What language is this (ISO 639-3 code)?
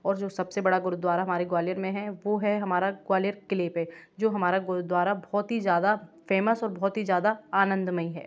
hin